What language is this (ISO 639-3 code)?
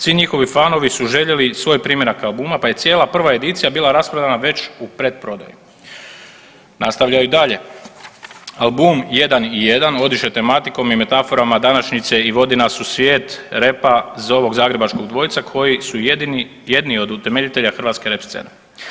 hrv